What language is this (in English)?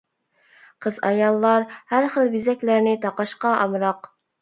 Uyghur